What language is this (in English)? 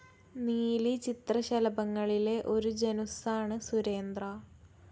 Malayalam